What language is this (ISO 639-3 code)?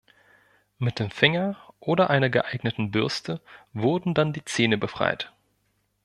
deu